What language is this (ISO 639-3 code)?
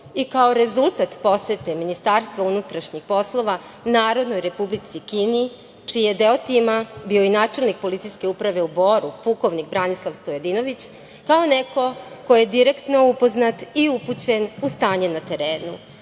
srp